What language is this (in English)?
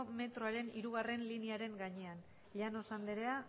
Basque